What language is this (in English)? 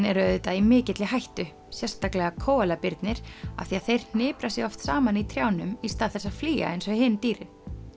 Icelandic